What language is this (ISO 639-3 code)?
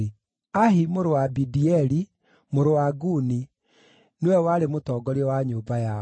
kik